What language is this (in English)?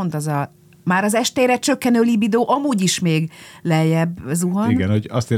Hungarian